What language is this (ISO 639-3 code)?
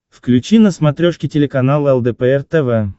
rus